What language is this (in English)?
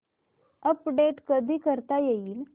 Marathi